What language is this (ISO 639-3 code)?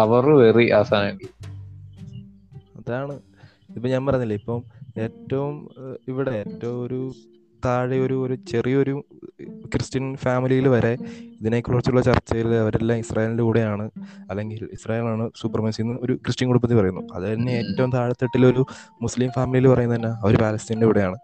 mal